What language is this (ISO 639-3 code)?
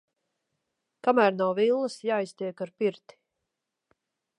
lav